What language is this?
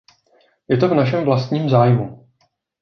Czech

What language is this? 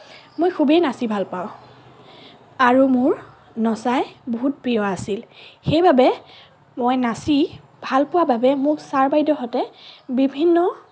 Assamese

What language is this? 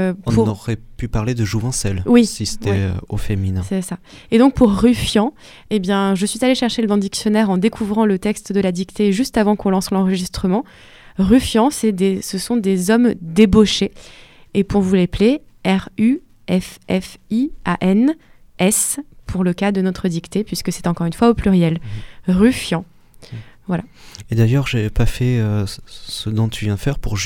French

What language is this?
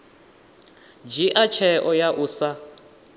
Venda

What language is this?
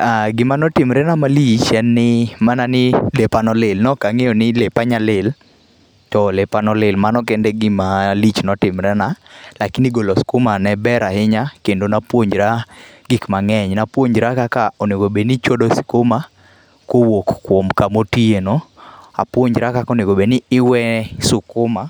Luo (Kenya and Tanzania)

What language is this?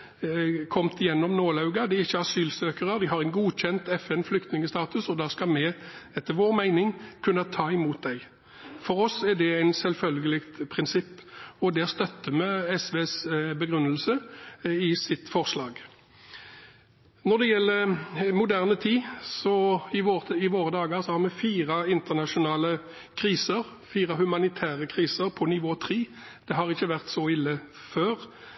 Norwegian Bokmål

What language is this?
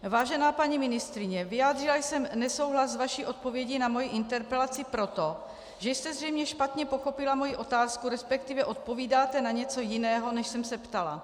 Czech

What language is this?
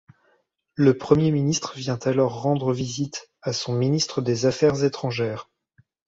French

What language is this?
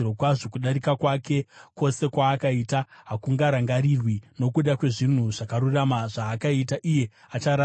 Shona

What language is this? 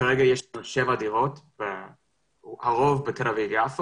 Hebrew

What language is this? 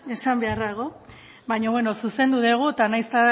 Basque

